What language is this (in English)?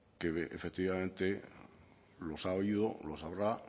Spanish